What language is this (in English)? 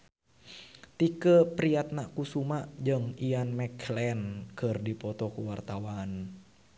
Sundanese